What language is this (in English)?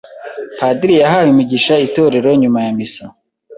Kinyarwanda